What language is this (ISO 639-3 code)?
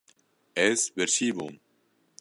kur